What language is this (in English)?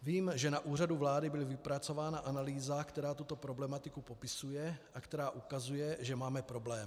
Czech